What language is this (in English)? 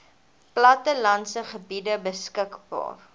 Afrikaans